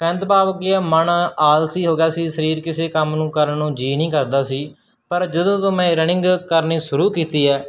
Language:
Punjabi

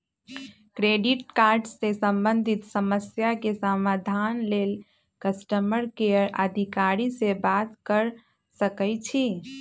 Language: Magahi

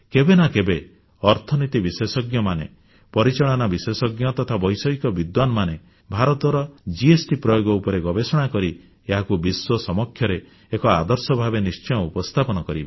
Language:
Odia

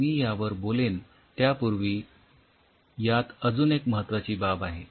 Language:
Marathi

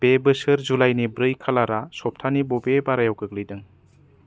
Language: Bodo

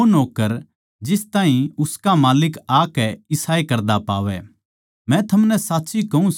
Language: Haryanvi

